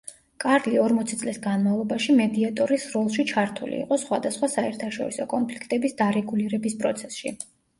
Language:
Georgian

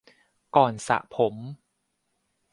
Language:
Thai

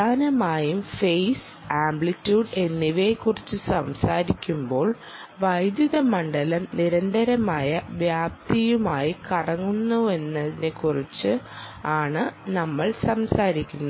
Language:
Malayalam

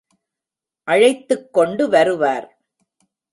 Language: Tamil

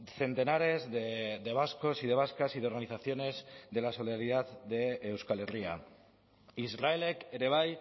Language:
Spanish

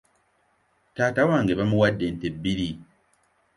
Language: Ganda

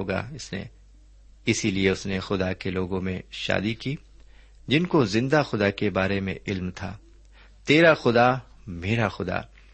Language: Urdu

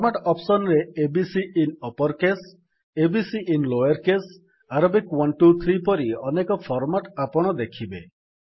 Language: Odia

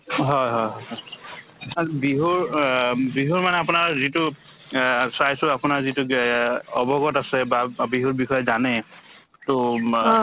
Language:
Assamese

